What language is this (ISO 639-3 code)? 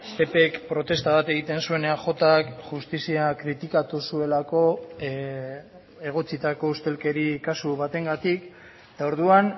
eus